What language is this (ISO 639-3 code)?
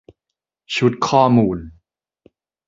tha